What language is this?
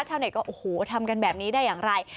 Thai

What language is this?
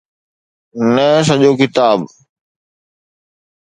Sindhi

